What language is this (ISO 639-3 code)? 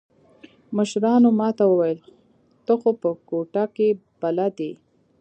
pus